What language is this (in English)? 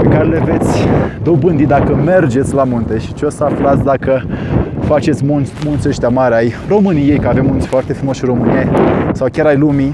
Romanian